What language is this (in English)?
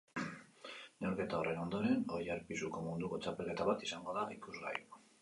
Basque